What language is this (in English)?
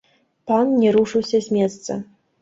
Belarusian